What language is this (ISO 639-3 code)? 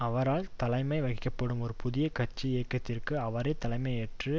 tam